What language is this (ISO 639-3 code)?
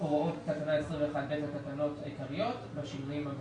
heb